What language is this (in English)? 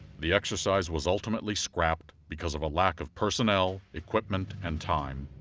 English